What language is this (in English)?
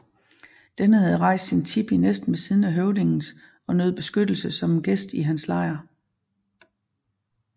Danish